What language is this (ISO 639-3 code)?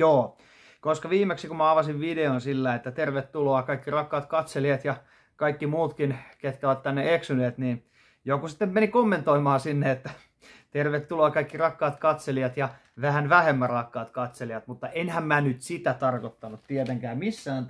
fin